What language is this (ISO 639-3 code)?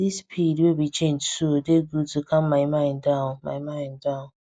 pcm